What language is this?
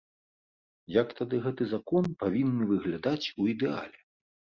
Belarusian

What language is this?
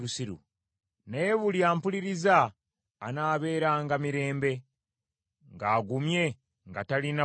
Ganda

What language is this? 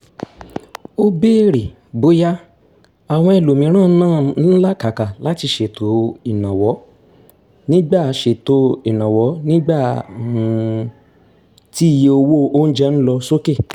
Yoruba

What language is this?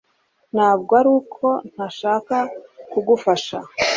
Kinyarwanda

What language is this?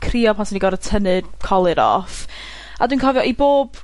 Welsh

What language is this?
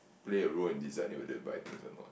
English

